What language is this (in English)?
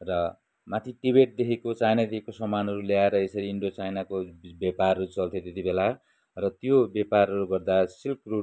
Nepali